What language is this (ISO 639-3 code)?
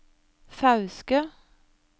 nor